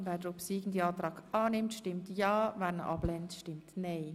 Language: Swiss German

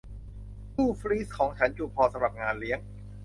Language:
Thai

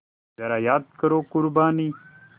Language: Hindi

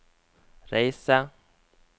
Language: Norwegian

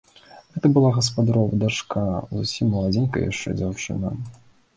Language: Belarusian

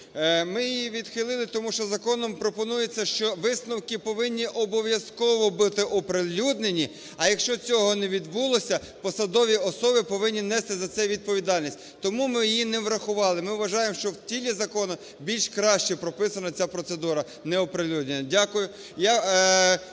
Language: Ukrainian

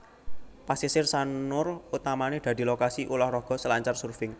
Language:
Javanese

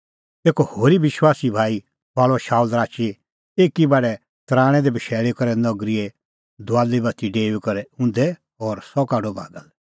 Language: Kullu Pahari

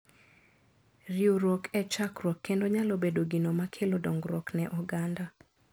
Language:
Luo (Kenya and Tanzania)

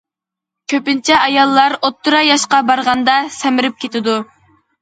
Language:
Uyghur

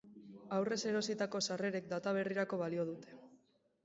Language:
Basque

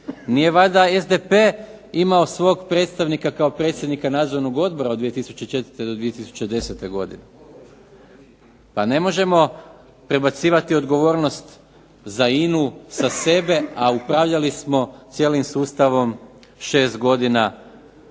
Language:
Croatian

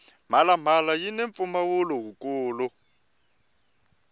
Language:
Tsonga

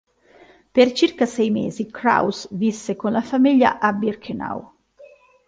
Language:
Italian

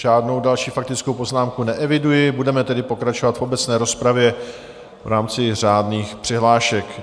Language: Czech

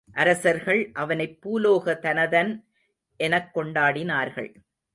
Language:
Tamil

